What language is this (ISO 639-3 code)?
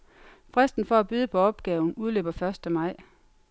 dan